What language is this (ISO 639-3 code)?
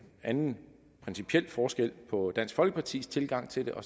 dan